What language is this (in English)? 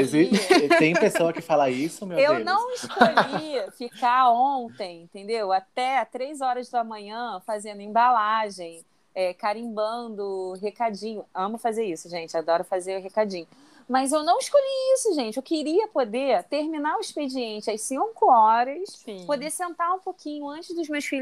Portuguese